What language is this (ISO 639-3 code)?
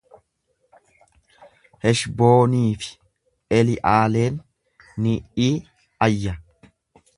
orm